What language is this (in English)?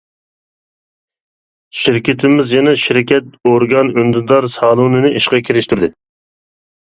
Uyghur